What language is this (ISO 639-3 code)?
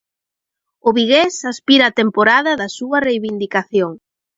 glg